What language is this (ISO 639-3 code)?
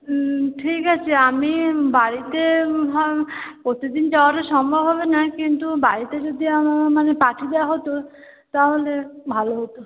ben